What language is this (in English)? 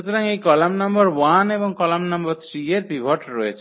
Bangla